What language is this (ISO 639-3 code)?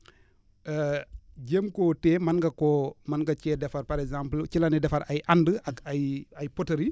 wol